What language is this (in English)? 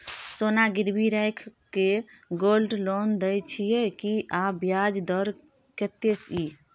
Maithili